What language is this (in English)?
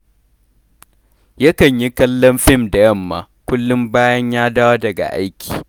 Hausa